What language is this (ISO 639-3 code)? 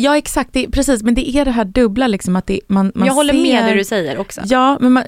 swe